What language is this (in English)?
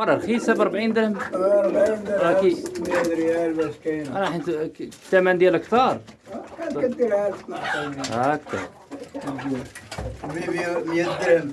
Arabic